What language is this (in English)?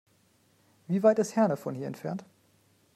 German